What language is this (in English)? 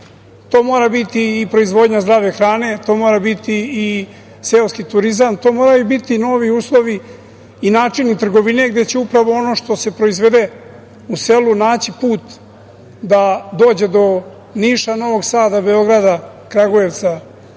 Serbian